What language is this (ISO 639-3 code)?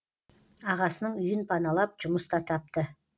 kaz